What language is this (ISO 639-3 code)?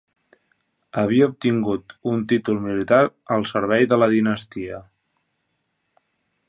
cat